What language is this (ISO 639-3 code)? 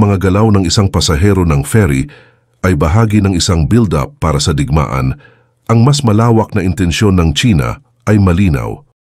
fil